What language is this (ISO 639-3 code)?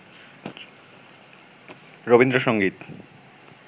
ben